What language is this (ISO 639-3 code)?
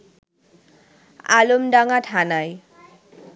ben